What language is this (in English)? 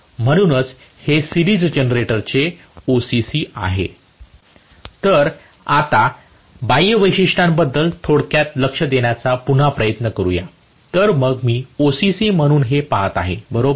Marathi